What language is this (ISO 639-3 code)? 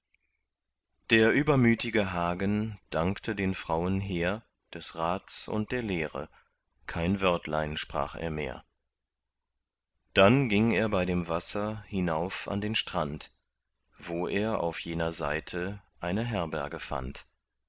deu